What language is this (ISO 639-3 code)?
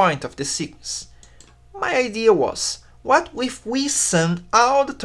eng